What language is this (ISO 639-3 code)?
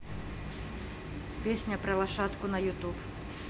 rus